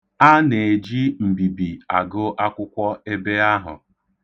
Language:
Igbo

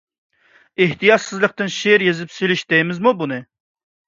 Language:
Uyghur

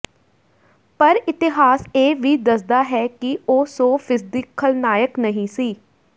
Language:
Punjabi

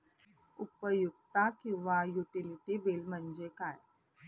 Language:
Marathi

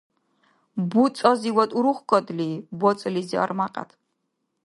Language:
Dargwa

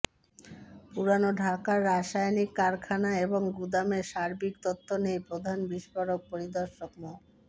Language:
Bangla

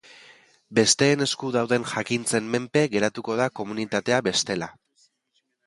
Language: Basque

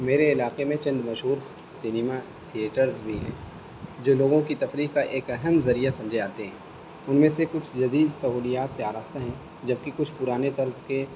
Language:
Urdu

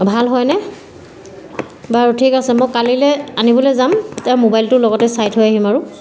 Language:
Assamese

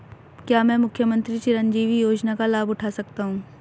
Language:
Hindi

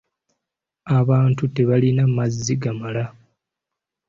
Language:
Ganda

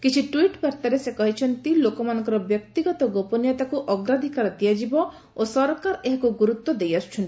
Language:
Odia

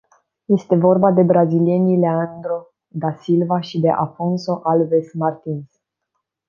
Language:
Romanian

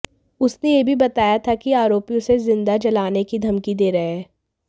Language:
Hindi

